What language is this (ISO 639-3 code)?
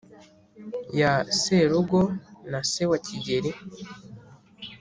kin